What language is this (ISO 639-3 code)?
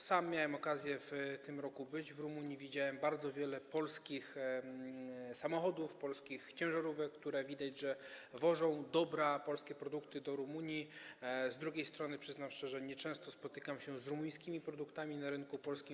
pol